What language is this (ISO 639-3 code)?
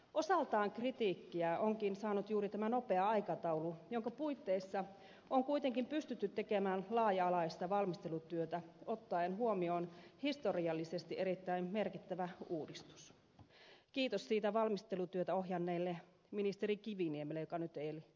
fin